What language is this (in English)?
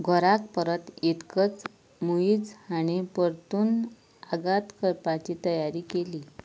Konkani